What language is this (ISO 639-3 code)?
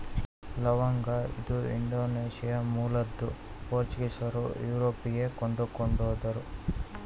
kan